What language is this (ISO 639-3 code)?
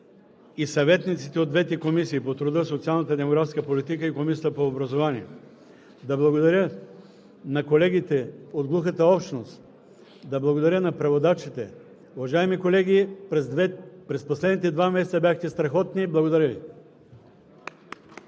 bul